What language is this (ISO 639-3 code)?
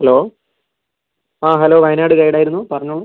mal